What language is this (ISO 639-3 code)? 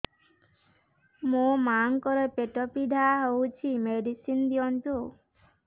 ori